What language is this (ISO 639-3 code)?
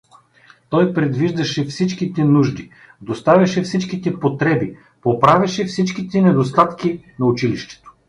bul